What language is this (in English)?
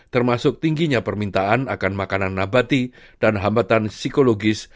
Indonesian